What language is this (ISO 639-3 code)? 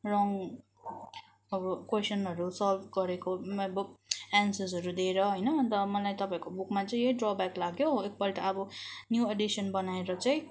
nep